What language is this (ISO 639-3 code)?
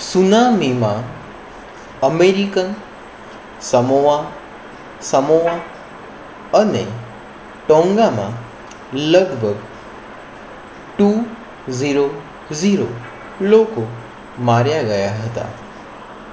guj